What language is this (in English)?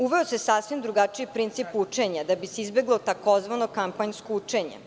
Serbian